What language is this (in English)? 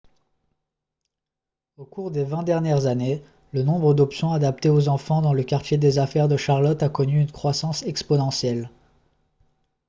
French